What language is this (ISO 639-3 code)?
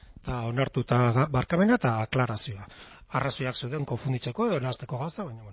eus